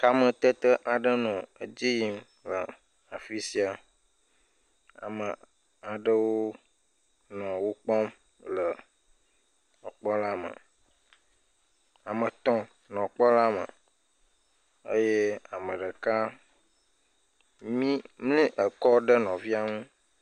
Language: Ewe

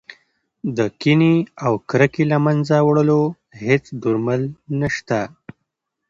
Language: Pashto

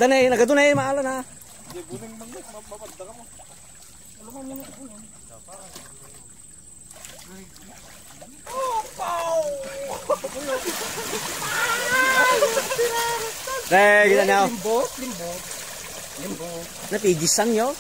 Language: Indonesian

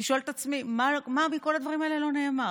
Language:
Hebrew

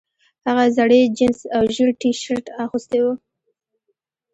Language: Pashto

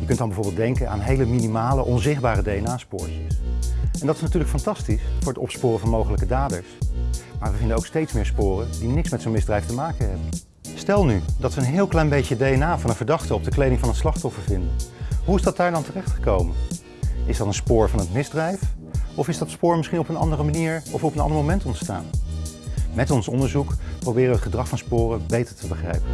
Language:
Dutch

